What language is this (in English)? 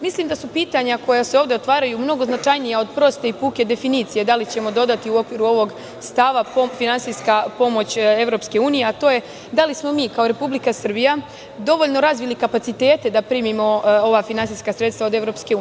Serbian